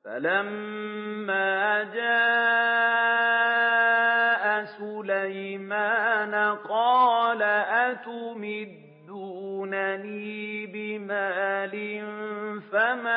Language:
Arabic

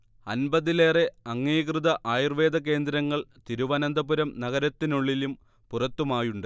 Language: Malayalam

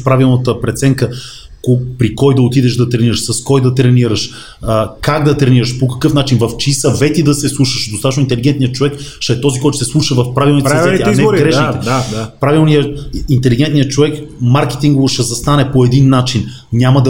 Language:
Bulgarian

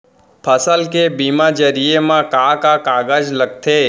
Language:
Chhattisgarhi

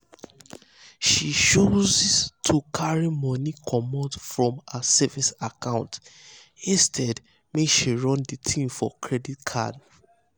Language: Nigerian Pidgin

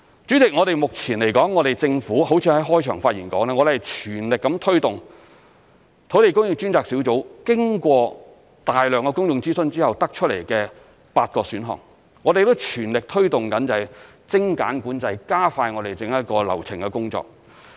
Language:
Cantonese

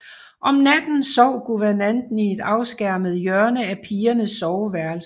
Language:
Danish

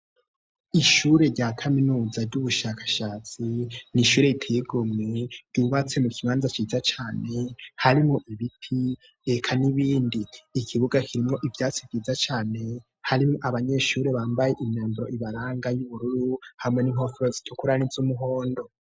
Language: Rundi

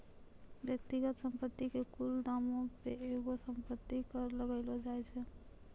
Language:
Maithili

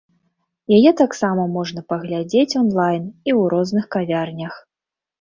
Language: Belarusian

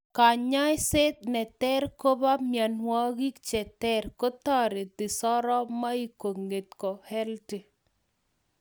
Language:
Kalenjin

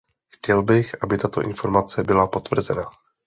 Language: Czech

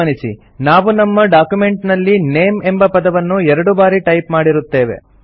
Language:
Kannada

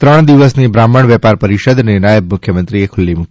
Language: Gujarati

